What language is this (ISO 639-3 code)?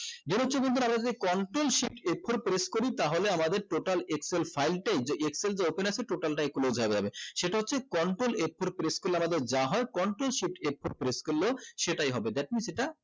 ben